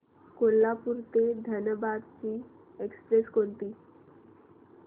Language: Marathi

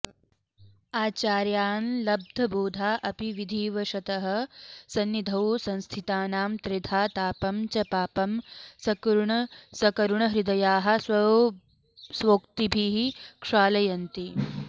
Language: Sanskrit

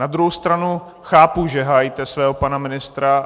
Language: Czech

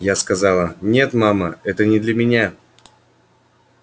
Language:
Russian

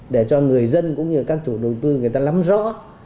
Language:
Vietnamese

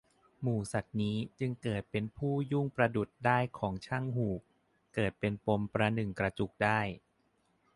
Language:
Thai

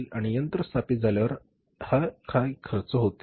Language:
Marathi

